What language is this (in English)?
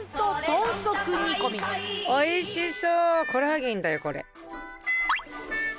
Japanese